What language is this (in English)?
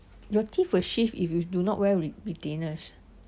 English